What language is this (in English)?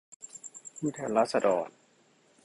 Thai